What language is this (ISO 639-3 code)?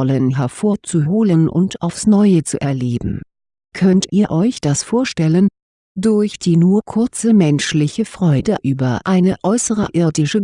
deu